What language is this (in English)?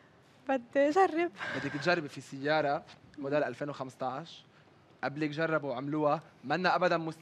Arabic